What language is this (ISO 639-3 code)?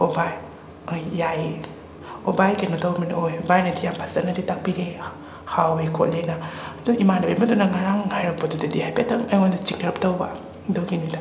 mni